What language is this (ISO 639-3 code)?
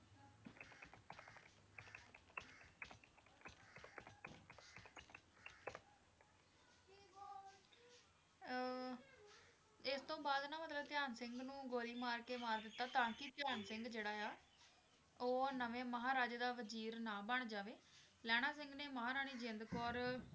pan